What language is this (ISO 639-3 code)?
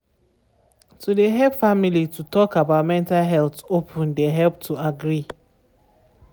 pcm